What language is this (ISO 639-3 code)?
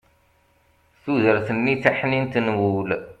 kab